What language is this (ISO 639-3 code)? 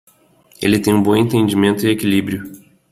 por